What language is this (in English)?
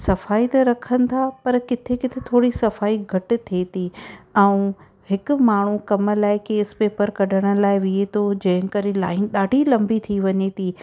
Sindhi